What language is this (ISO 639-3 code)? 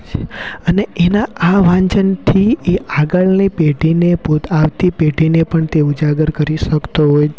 guj